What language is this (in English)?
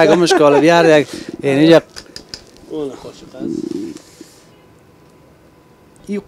Persian